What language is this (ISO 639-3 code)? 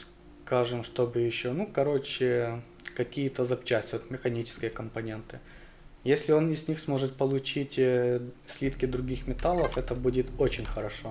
rus